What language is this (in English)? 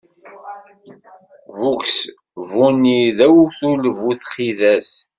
Kabyle